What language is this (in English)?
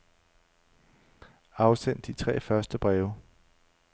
Danish